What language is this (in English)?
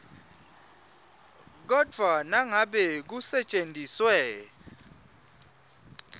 Swati